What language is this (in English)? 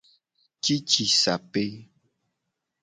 Gen